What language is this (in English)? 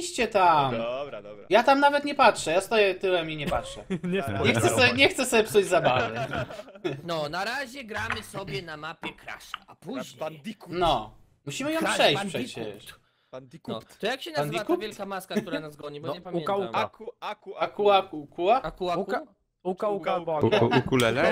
Polish